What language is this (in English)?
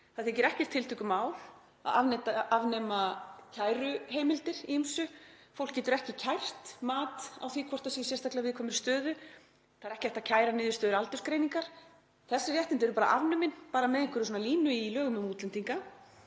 Icelandic